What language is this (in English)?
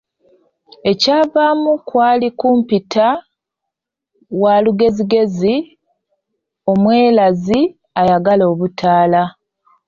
Ganda